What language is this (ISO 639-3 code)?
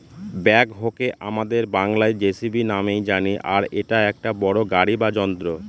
ben